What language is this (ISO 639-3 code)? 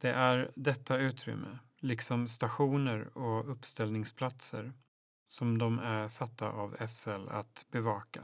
swe